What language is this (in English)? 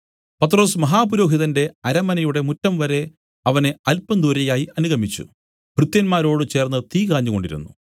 Malayalam